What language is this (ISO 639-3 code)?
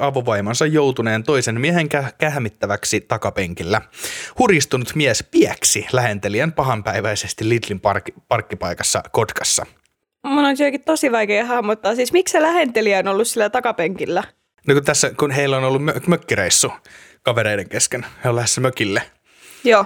fin